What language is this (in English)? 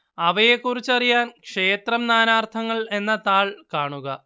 Malayalam